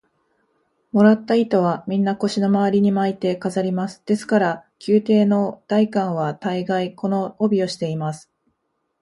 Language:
Japanese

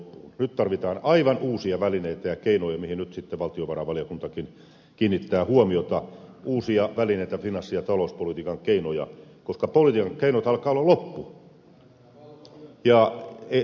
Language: Finnish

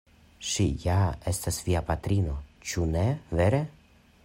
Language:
Esperanto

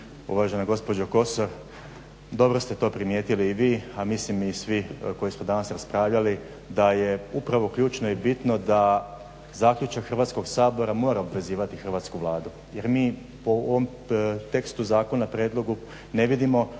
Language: Croatian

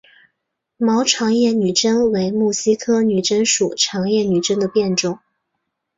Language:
Chinese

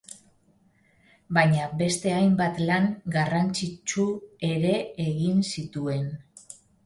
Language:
Basque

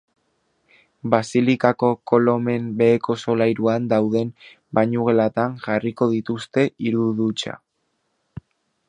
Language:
Basque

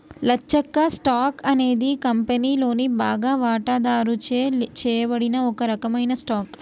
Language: Telugu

